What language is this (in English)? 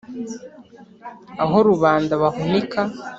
Kinyarwanda